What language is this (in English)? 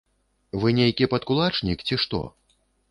Belarusian